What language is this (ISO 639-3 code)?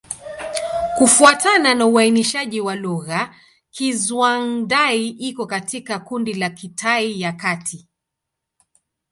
swa